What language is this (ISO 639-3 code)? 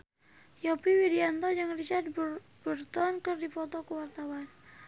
sun